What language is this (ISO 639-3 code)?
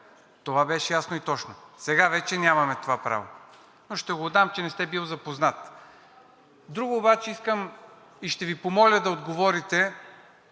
bul